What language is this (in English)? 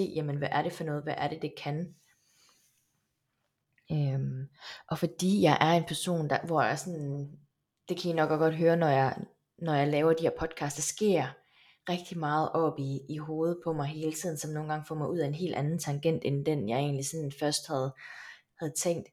Danish